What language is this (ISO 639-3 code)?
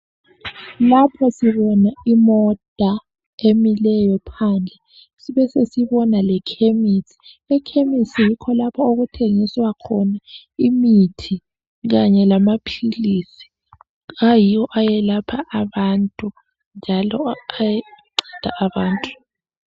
nde